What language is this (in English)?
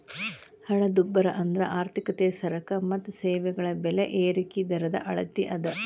Kannada